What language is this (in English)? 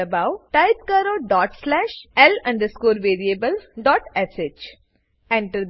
Gujarati